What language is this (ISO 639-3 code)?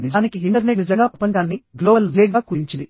tel